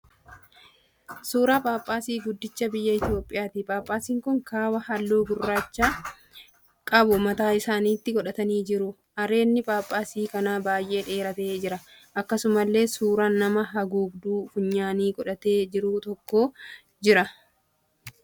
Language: Oromo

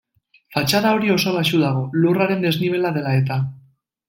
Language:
Basque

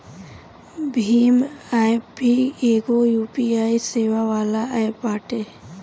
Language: Bhojpuri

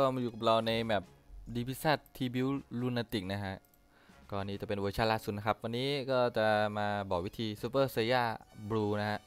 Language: Thai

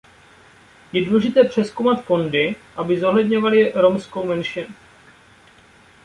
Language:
Czech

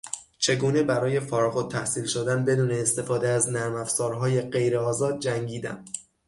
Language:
Persian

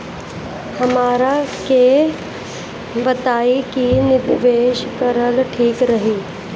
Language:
Bhojpuri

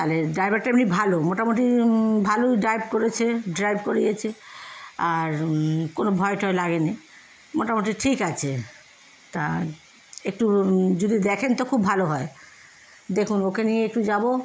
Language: Bangla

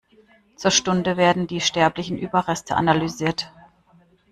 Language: German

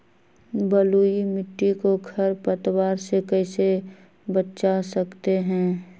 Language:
Magahi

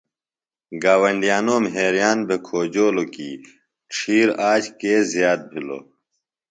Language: Phalura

